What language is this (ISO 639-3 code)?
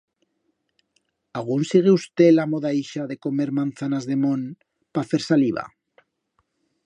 arg